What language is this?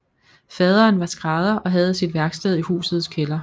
Danish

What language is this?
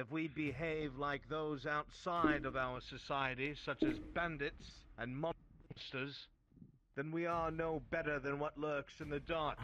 English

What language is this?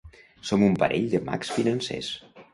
Catalan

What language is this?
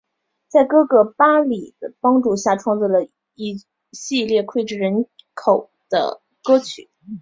Chinese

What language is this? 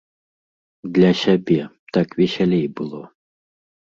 Belarusian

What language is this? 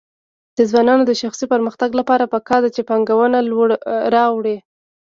Pashto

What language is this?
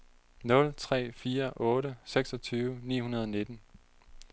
Danish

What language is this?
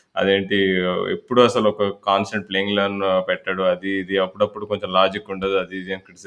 Telugu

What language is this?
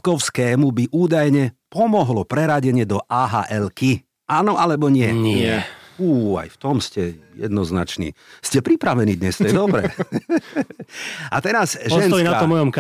Slovak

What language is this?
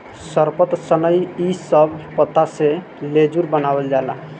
Bhojpuri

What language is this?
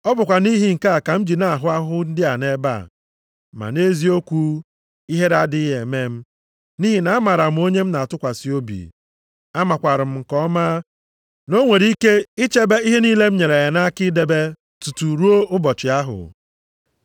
Igbo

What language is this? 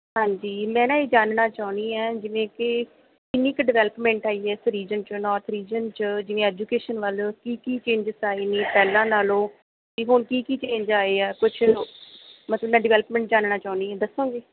Punjabi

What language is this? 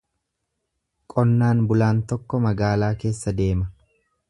Oromo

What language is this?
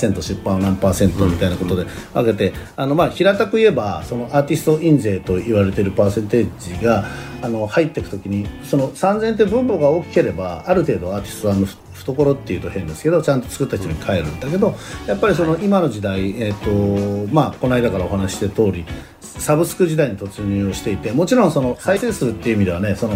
Japanese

